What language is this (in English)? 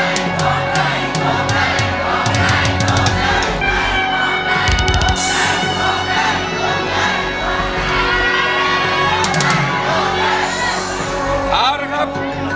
Thai